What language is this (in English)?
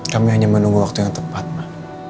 Indonesian